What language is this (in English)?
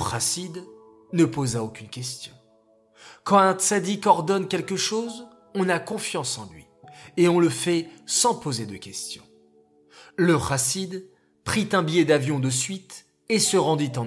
French